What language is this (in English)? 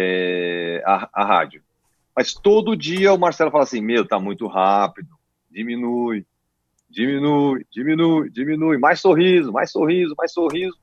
Portuguese